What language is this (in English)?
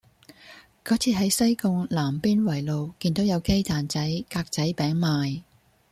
Cantonese